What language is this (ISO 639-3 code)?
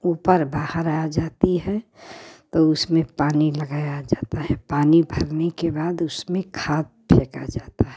hin